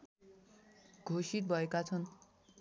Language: Nepali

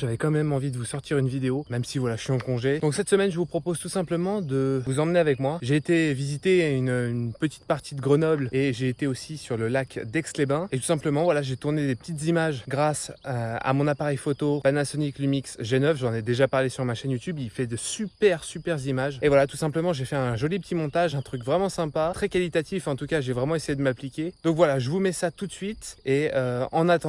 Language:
French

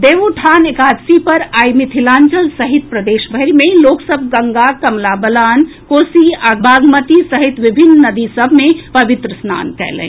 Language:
Maithili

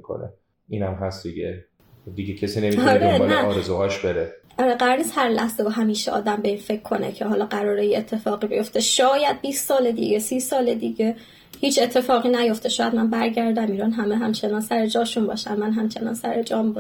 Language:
Persian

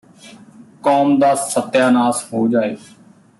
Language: Punjabi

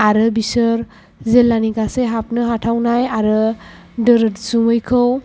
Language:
Bodo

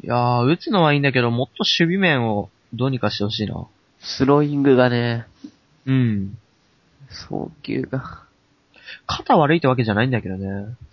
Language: Japanese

